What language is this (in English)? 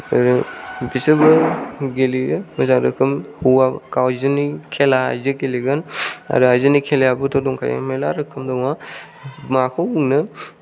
Bodo